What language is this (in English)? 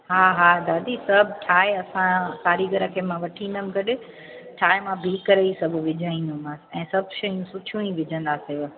Sindhi